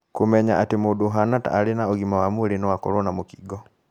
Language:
Kikuyu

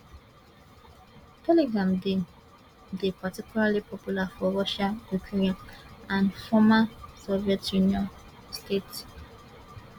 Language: Nigerian Pidgin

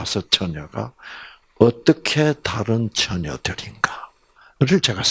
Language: Korean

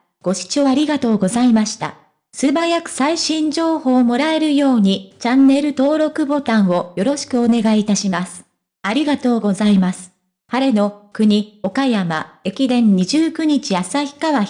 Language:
Japanese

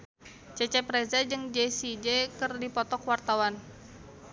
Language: Sundanese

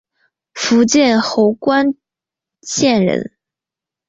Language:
Chinese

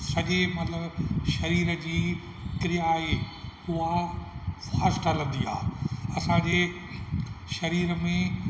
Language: Sindhi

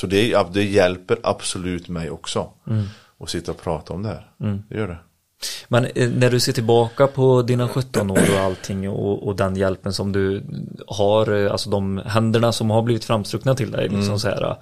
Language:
Swedish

